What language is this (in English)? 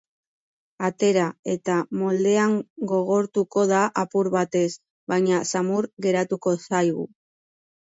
Basque